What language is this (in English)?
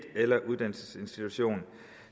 Danish